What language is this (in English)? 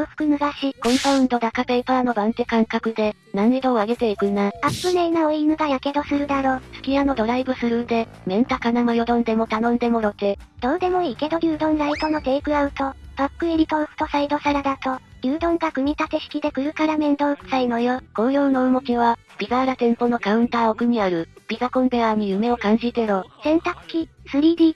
Japanese